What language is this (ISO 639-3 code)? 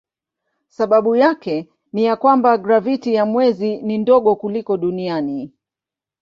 swa